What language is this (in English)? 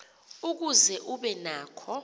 Xhosa